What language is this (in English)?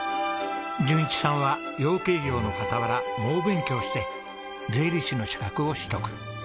Japanese